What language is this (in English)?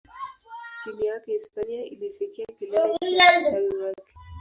Swahili